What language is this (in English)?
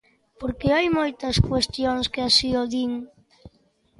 Galician